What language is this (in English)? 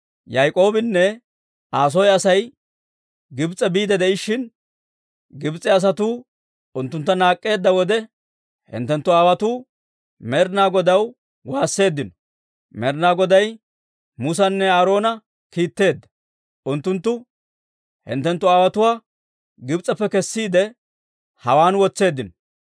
Dawro